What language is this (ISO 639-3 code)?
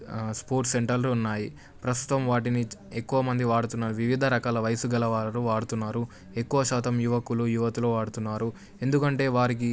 tel